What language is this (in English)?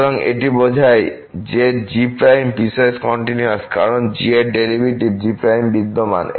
Bangla